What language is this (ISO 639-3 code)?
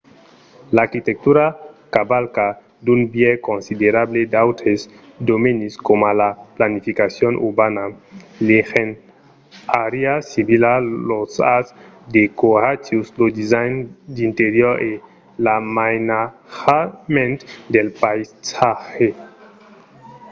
oci